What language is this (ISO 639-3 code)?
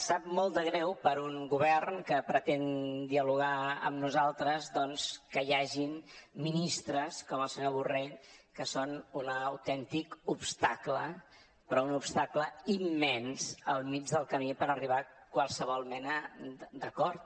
cat